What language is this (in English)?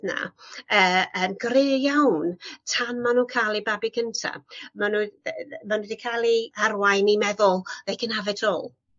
Welsh